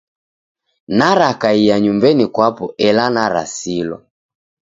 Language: Taita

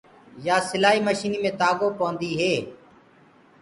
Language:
Gurgula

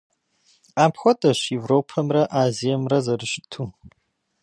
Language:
Kabardian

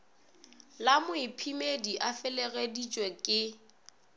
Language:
Northern Sotho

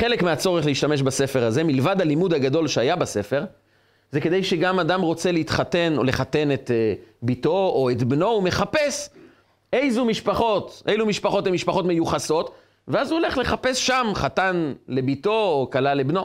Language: Hebrew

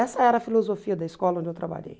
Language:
Portuguese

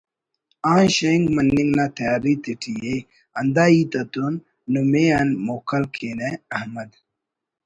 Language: Brahui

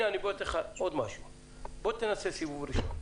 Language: Hebrew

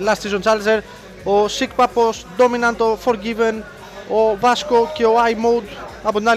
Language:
Greek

